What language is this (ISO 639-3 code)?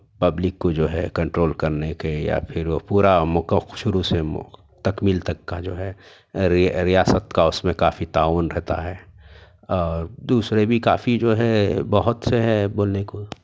urd